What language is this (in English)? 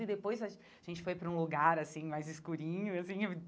Portuguese